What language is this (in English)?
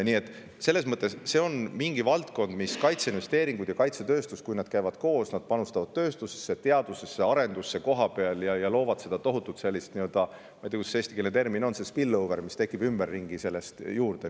Estonian